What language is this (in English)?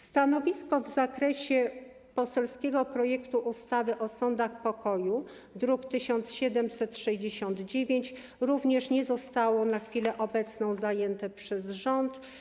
Polish